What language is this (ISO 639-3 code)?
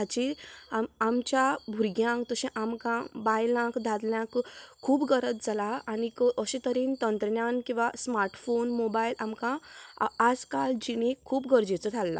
kok